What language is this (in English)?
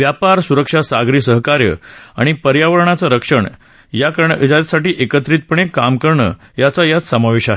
Marathi